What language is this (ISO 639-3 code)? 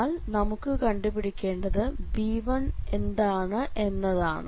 mal